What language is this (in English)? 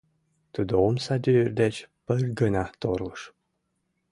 Mari